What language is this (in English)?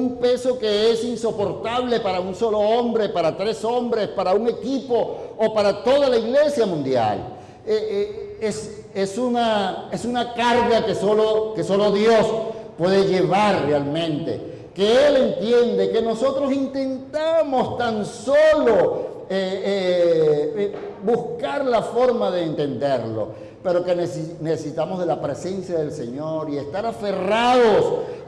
Spanish